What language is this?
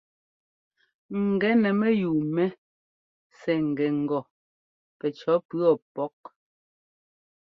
Ngomba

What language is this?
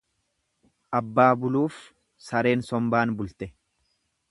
Oromo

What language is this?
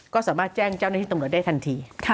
Thai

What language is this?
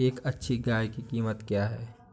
Hindi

